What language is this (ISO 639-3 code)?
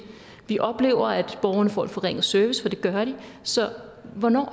dan